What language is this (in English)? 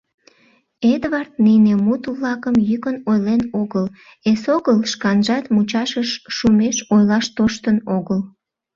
Mari